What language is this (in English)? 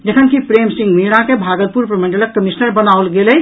Maithili